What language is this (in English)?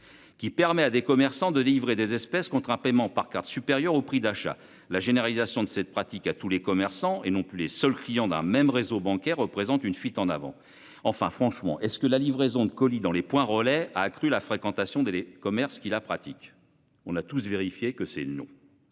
French